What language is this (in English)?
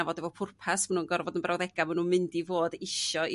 Welsh